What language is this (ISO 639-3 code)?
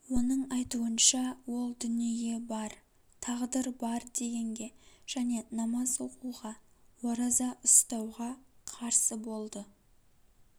kaz